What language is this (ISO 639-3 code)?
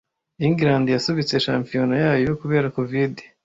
kin